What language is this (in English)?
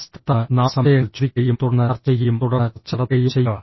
Malayalam